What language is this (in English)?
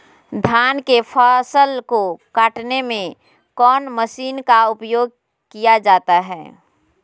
Magahi